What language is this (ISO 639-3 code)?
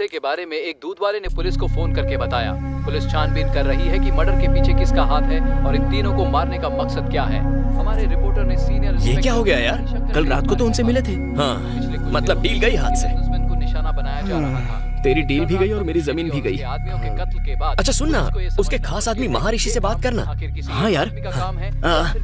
hin